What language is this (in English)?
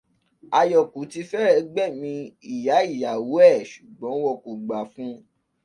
Yoruba